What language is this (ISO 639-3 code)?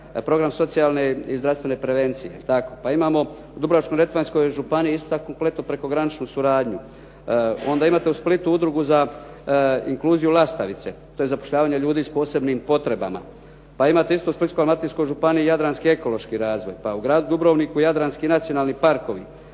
hrv